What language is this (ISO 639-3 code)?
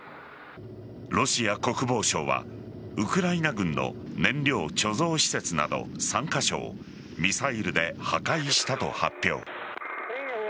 jpn